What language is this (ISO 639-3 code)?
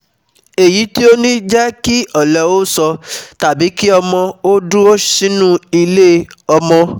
yor